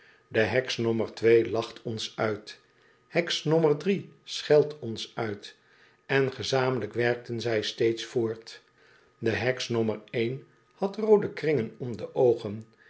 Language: Dutch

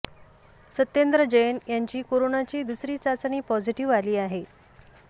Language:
Marathi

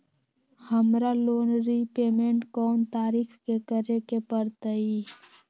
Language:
Magahi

